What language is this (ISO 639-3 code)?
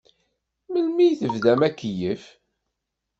kab